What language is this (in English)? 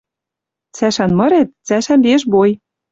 Western Mari